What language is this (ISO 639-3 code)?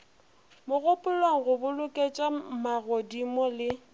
nso